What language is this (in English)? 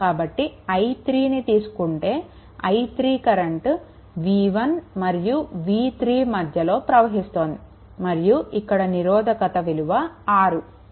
Telugu